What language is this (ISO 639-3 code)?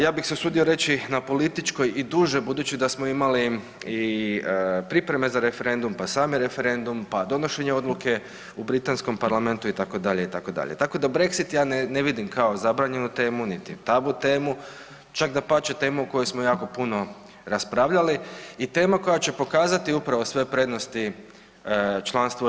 hrv